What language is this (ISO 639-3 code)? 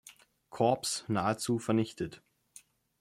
deu